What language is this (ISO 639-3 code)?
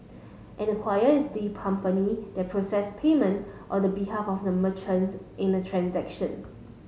eng